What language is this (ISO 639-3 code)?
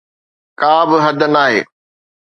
snd